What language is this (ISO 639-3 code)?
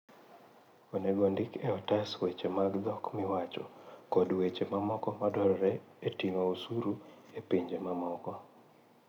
luo